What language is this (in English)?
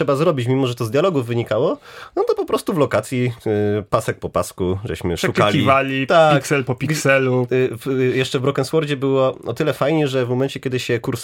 Polish